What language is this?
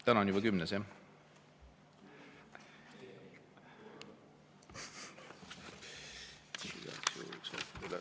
Estonian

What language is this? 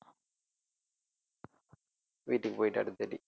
Tamil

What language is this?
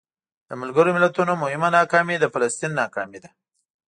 Pashto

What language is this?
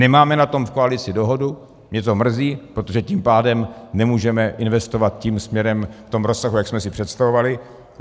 Czech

